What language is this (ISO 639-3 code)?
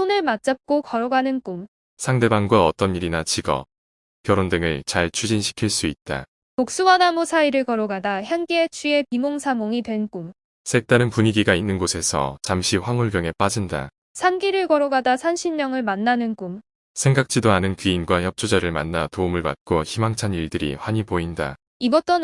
kor